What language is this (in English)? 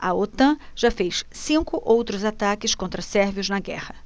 Portuguese